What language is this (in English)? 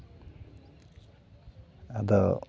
Santali